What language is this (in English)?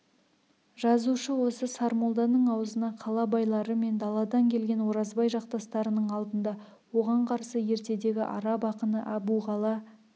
Kazakh